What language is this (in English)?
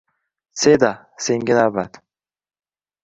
Uzbek